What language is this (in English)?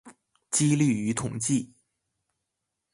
Chinese